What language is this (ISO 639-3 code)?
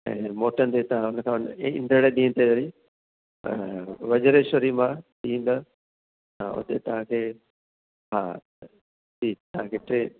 snd